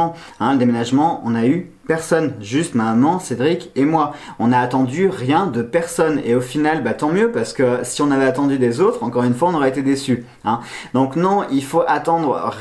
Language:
French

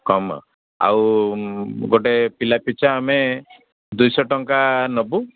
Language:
Odia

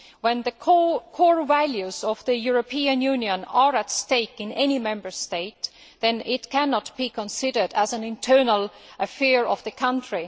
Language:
English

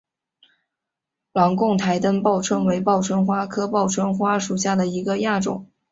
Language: Chinese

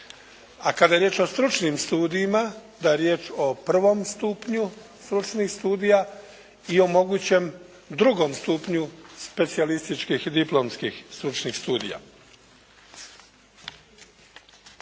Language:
Croatian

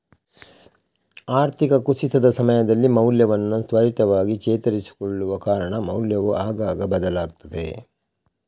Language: Kannada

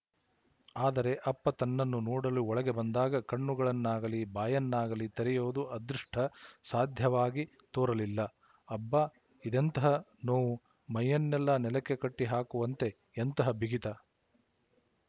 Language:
Kannada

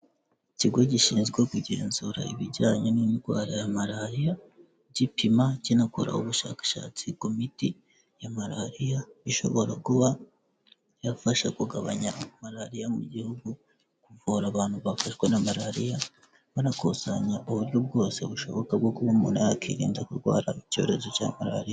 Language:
Kinyarwanda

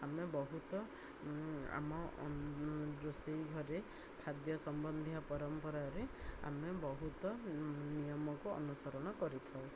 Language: Odia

